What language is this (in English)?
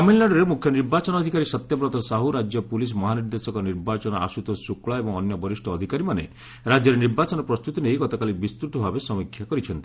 Odia